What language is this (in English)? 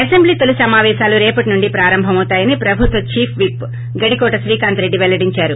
Telugu